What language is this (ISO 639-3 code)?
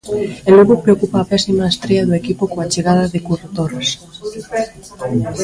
glg